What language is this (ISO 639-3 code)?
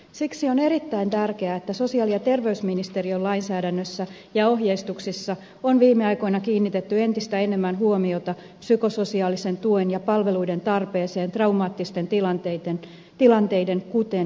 fin